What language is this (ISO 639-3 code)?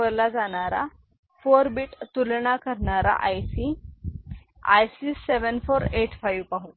mar